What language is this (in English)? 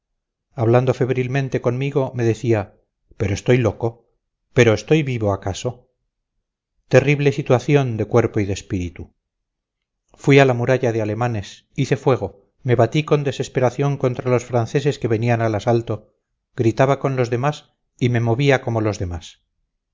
Spanish